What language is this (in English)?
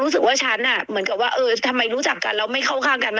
Thai